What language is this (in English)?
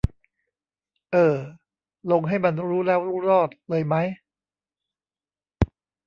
Thai